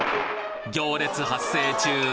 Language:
Japanese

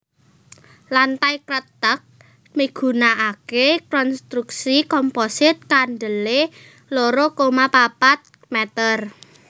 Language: Javanese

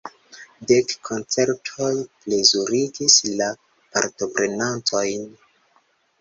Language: Esperanto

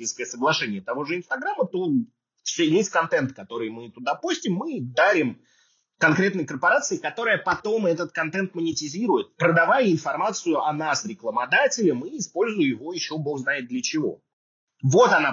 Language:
Russian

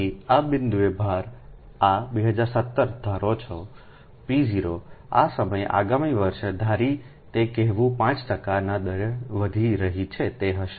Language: Gujarati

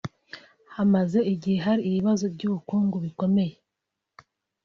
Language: Kinyarwanda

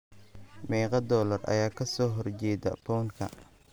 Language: Somali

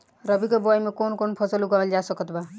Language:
Bhojpuri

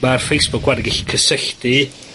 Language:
Welsh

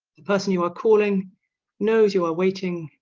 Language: English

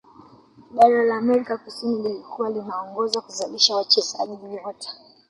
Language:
Swahili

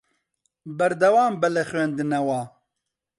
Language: Central Kurdish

